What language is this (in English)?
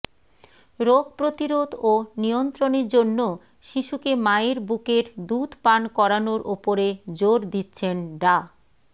Bangla